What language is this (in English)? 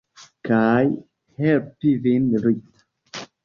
Esperanto